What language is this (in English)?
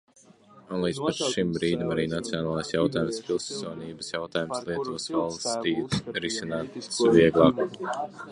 Latvian